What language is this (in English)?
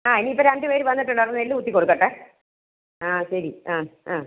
Malayalam